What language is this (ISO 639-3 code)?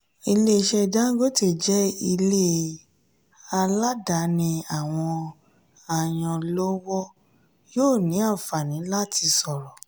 yor